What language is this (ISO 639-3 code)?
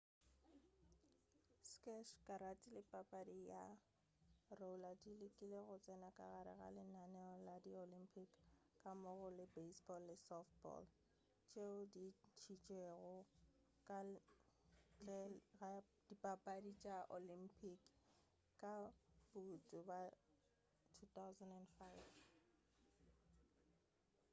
nso